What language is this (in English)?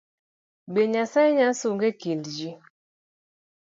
Luo (Kenya and Tanzania)